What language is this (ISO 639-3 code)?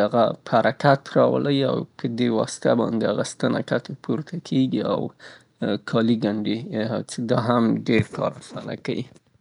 pbt